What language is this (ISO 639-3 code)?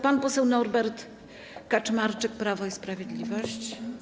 pol